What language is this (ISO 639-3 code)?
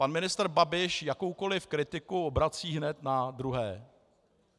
ces